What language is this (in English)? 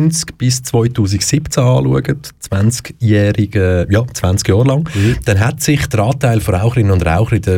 German